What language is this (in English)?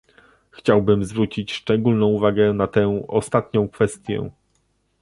Polish